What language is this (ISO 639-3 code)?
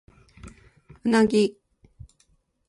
jpn